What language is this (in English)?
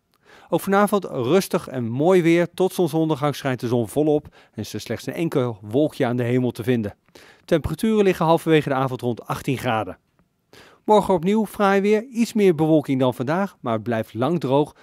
Dutch